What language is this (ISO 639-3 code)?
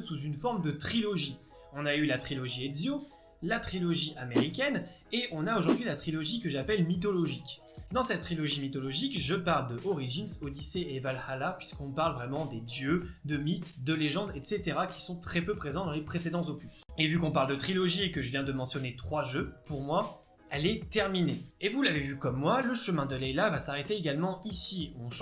fra